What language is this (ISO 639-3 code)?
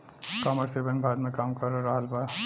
bho